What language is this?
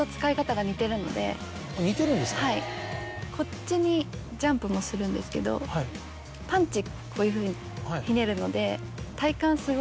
Japanese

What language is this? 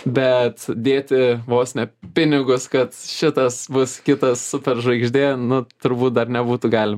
Lithuanian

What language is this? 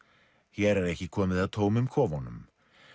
Icelandic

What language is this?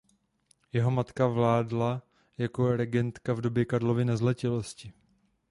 Czech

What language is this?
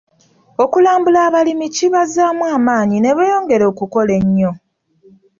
Ganda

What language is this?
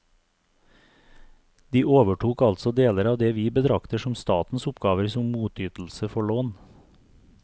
Norwegian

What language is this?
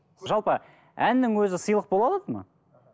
Kazakh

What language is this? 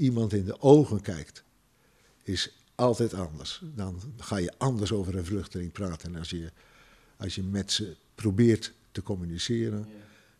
Dutch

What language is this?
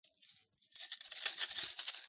Georgian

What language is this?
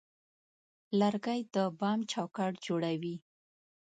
Pashto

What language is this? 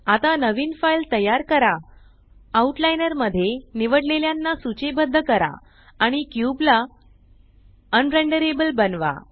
Marathi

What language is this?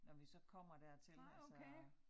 Danish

